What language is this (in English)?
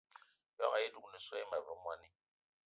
Eton (Cameroon)